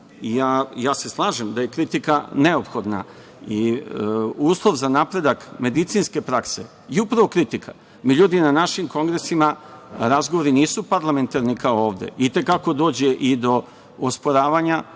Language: Serbian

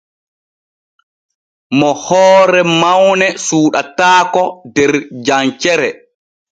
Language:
Borgu Fulfulde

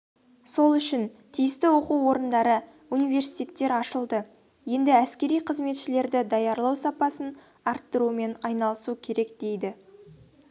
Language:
Kazakh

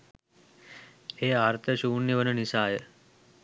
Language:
Sinhala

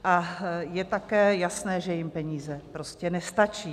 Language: Czech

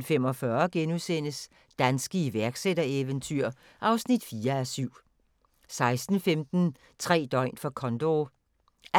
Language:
Danish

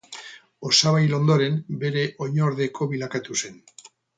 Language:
Basque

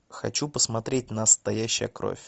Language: Russian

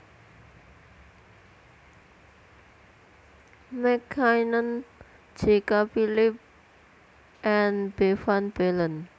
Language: Javanese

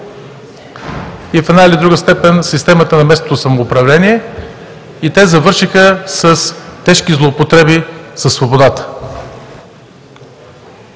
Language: Bulgarian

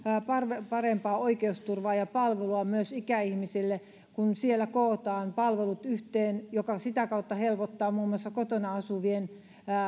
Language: Finnish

